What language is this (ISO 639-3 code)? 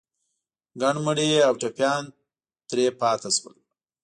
pus